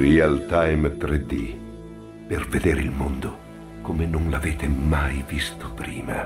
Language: Italian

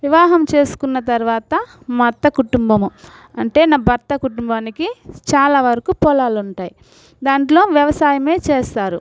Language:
Telugu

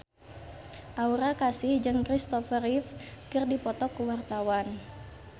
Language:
Sundanese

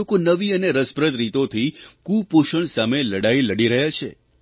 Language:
Gujarati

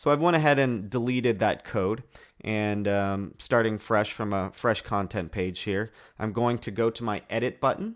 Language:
English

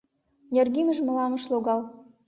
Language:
Mari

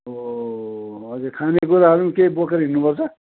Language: Nepali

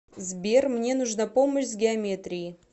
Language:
Russian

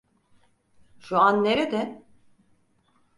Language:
Turkish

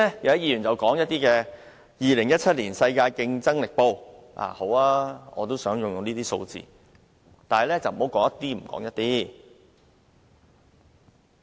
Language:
Cantonese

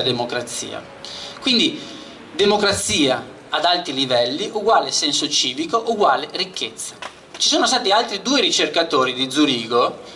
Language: Italian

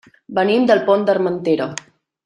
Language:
Catalan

